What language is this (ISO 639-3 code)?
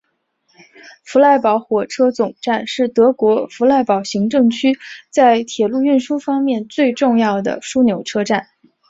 zho